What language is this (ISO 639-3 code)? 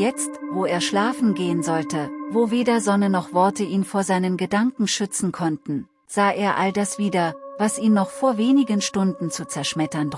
deu